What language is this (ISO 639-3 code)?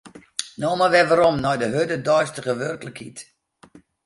fry